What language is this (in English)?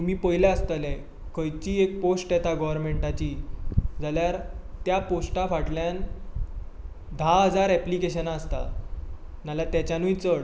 Konkani